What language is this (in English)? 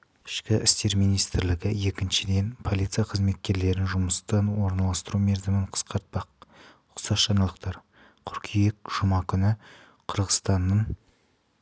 Kazakh